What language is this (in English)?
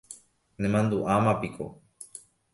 Guarani